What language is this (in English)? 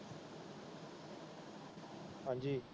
Punjabi